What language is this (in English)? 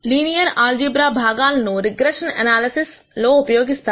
Telugu